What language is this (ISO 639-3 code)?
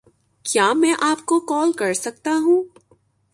urd